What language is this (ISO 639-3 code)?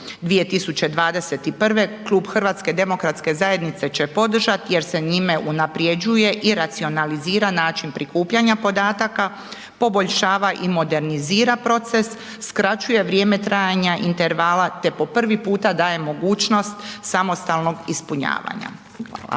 hrv